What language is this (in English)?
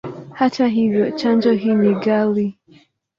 Swahili